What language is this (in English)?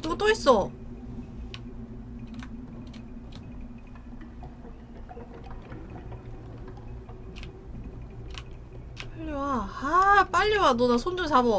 Korean